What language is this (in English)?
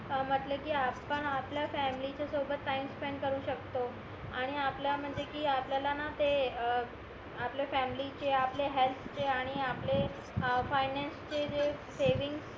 Marathi